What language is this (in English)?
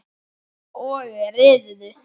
Icelandic